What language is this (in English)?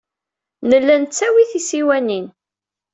Kabyle